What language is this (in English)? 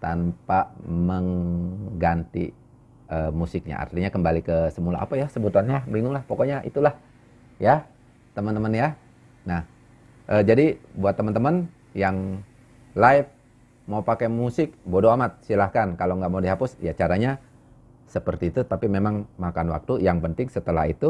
Indonesian